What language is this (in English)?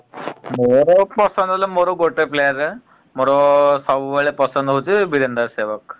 Odia